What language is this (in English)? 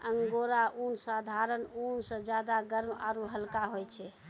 Maithili